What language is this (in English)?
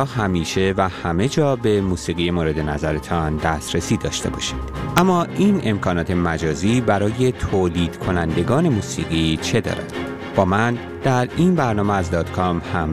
Persian